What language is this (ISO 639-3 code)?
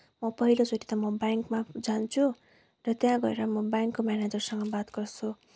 nep